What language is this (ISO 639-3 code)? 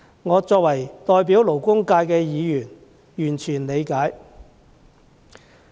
yue